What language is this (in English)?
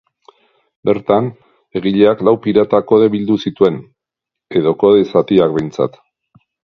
Basque